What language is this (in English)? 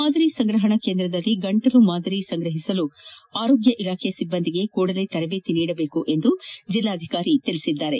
Kannada